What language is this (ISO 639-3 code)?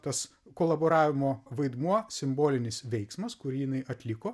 lit